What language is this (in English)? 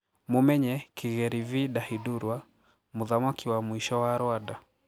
Kikuyu